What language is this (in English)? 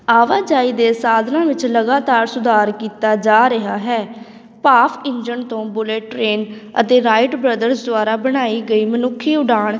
Punjabi